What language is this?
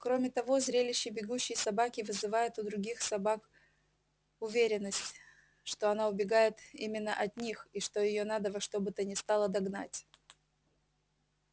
Russian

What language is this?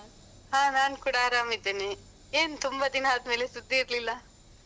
Kannada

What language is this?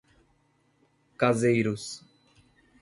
Portuguese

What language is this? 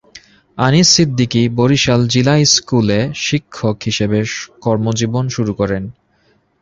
Bangla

